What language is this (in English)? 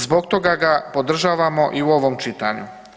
Croatian